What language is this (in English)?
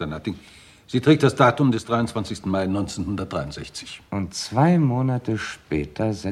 German